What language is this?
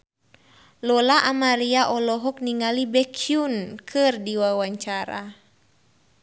Sundanese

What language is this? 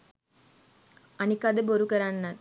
Sinhala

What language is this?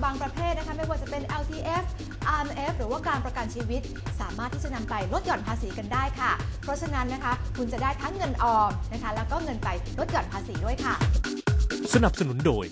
Thai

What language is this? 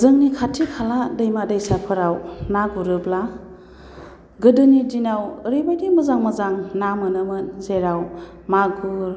Bodo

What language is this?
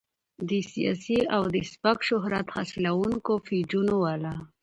Pashto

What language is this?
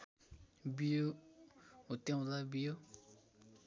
Nepali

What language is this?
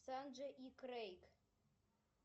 Russian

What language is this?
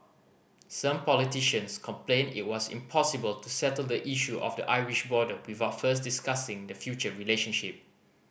English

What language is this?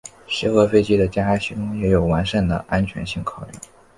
Chinese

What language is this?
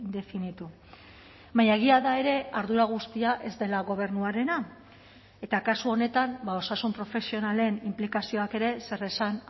Basque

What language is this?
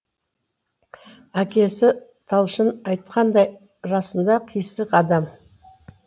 Kazakh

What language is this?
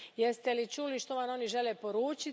Croatian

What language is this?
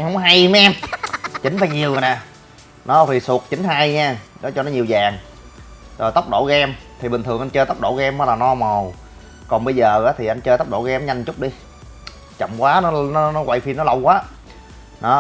Vietnamese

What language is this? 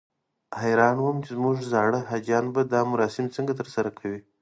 Pashto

